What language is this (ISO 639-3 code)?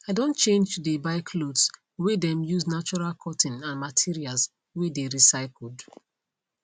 pcm